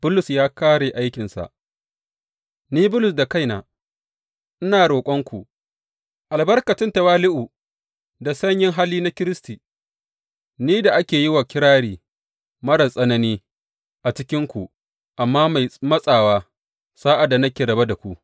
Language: Hausa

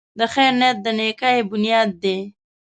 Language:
Pashto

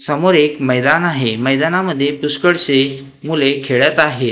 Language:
Marathi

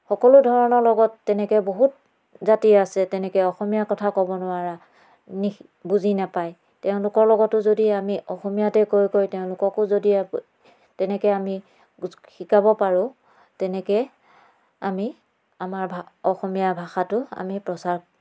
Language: Assamese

